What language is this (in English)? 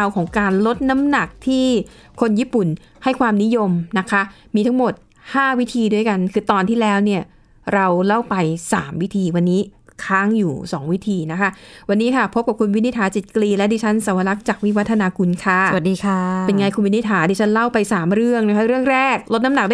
Thai